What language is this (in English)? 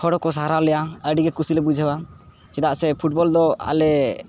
Santali